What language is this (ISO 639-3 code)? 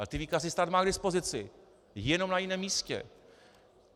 ces